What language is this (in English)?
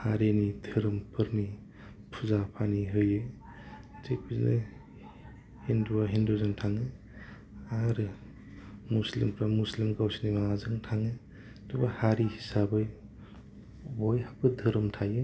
Bodo